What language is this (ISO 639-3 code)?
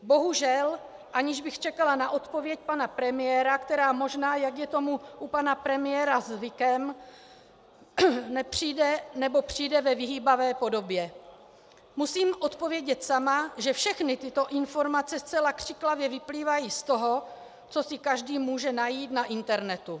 ces